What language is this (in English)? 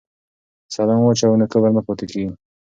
Pashto